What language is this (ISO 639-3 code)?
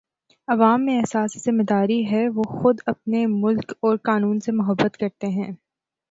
urd